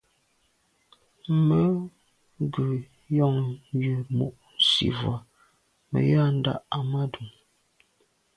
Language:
Medumba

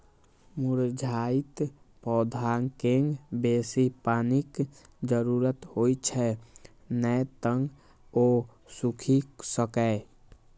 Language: Maithili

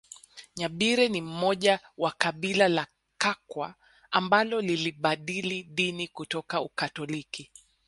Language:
Swahili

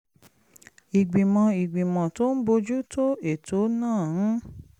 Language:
Yoruba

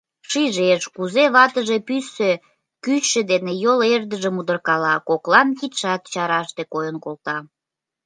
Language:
Mari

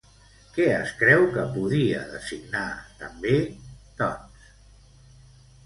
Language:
Catalan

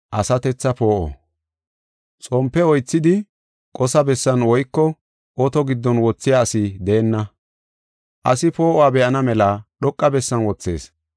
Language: Gofa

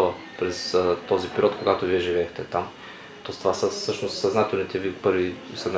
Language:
Bulgarian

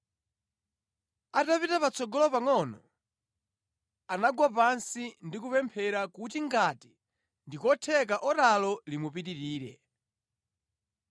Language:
Nyanja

